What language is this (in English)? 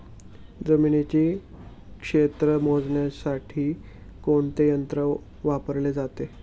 Marathi